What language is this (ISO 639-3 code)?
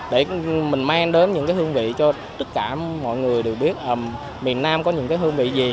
vie